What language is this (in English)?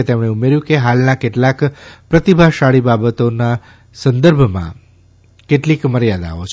Gujarati